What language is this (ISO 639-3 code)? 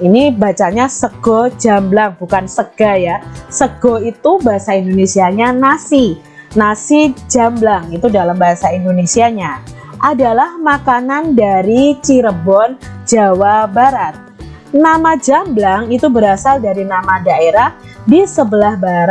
ind